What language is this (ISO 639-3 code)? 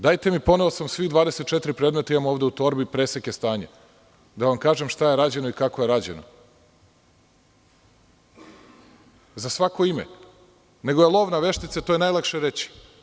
srp